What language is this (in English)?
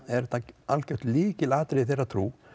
Icelandic